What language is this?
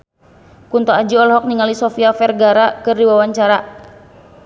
Sundanese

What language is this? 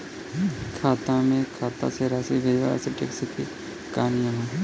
Bhojpuri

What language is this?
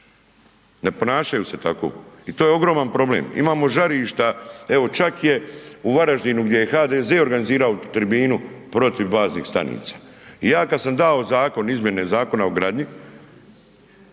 Croatian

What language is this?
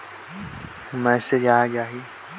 Chhattisgarhi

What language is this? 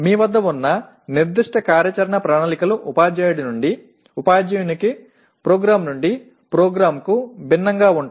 Telugu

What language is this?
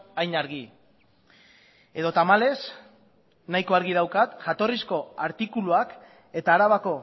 Basque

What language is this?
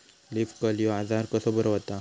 Marathi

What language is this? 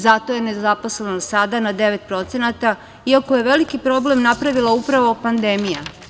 Serbian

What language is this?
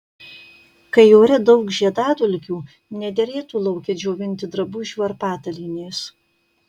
Lithuanian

